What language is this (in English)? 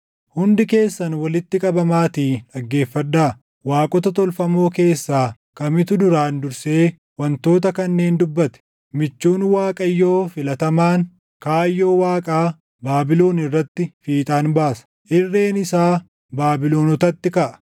Oromo